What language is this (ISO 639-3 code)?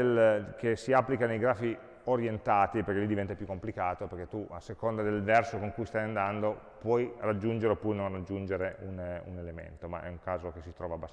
ita